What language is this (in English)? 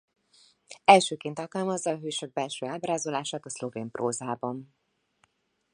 Hungarian